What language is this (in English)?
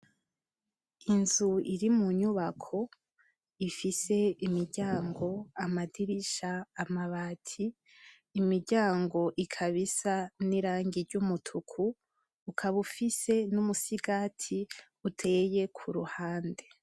Rundi